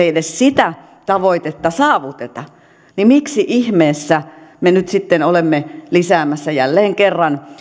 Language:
Finnish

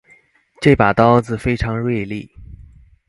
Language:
Chinese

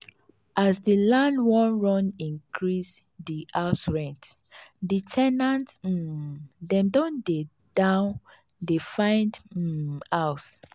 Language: Nigerian Pidgin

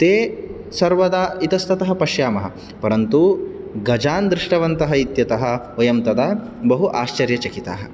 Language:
Sanskrit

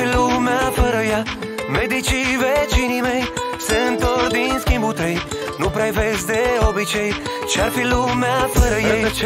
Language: Romanian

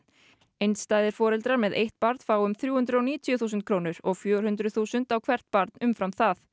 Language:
Icelandic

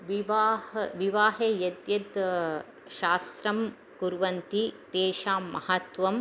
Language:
Sanskrit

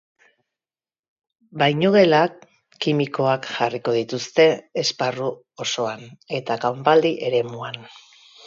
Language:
Basque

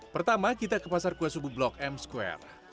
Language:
Indonesian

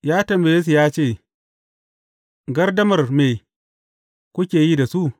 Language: Hausa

